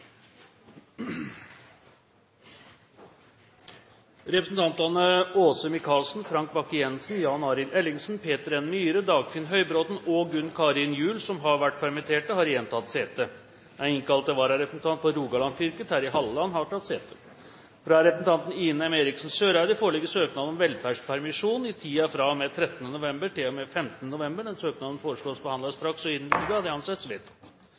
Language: Norwegian Bokmål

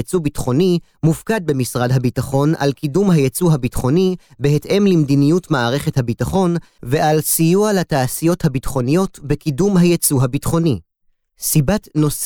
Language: Hebrew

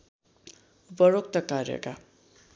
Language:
Nepali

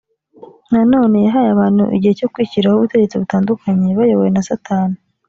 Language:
Kinyarwanda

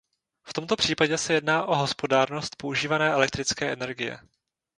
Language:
Czech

